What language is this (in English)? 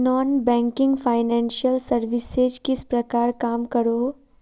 Magahi